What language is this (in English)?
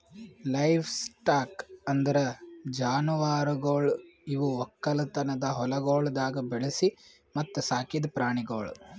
Kannada